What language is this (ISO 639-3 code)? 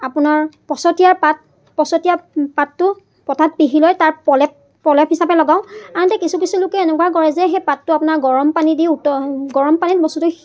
asm